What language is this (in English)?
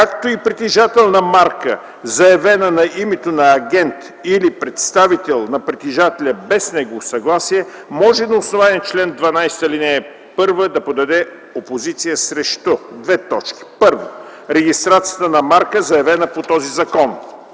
Bulgarian